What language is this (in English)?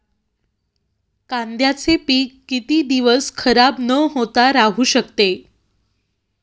Marathi